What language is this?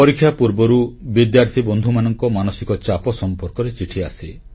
Odia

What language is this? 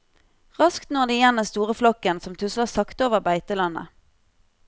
Norwegian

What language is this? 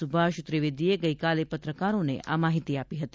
Gujarati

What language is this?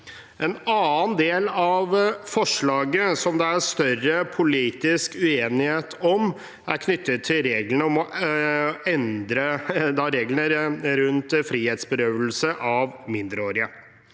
Norwegian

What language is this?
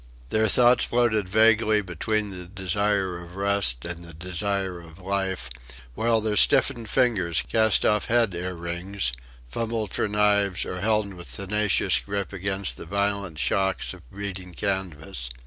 English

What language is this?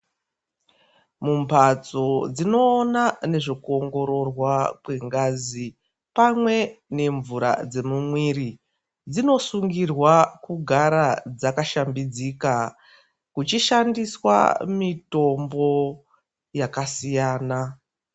Ndau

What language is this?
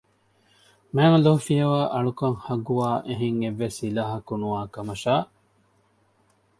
Divehi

